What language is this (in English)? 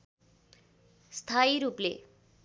Nepali